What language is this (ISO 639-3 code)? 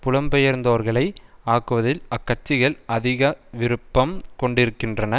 tam